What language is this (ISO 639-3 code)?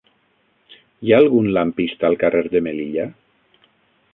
cat